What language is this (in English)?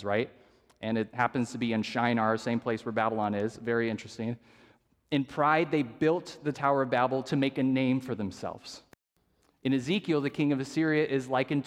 English